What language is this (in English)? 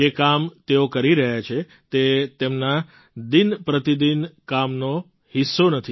Gujarati